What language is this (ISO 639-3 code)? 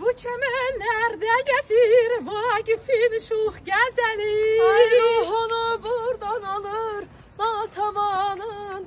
tur